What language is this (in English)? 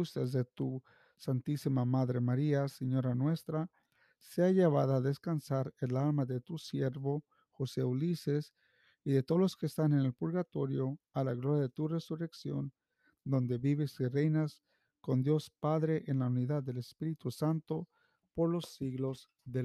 Spanish